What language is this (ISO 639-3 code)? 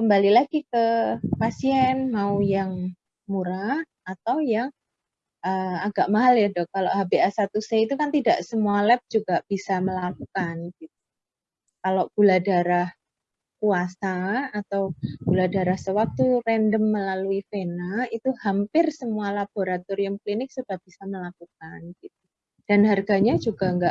ind